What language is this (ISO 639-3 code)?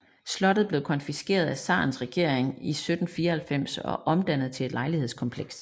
dan